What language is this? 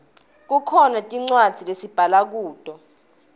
Swati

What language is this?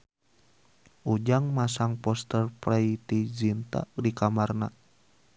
Sundanese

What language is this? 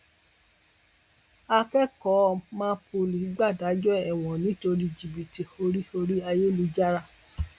Yoruba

